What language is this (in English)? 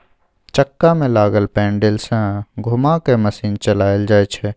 Maithili